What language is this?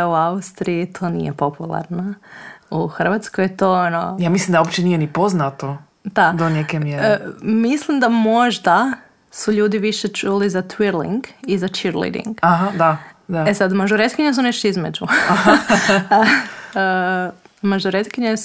Croatian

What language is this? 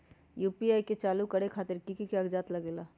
Magahi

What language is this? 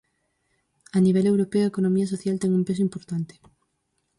Galician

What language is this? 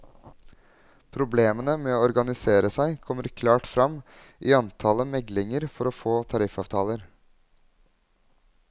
Norwegian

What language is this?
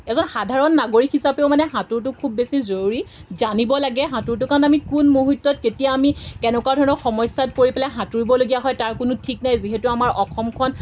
Assamese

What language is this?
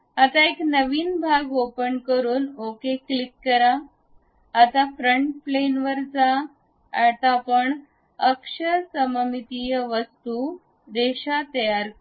Marathi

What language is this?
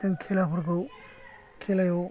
Bodo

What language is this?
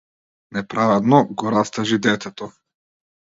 Macedonian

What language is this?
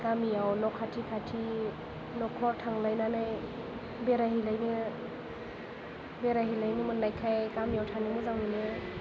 Bodo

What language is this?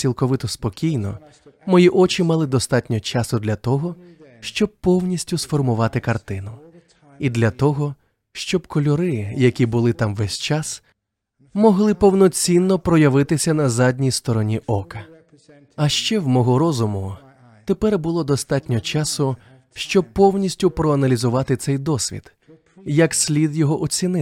Ukrainian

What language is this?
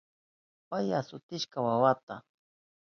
Southern Pastaza Quechua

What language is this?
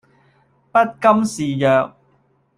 Cantonese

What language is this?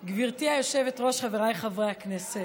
Hebrew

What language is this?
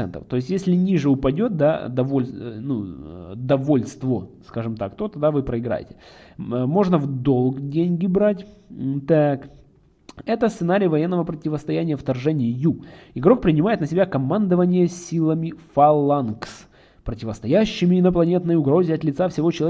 Russian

